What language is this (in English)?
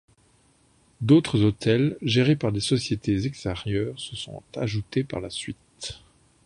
French